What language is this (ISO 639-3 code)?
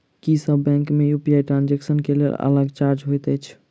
mai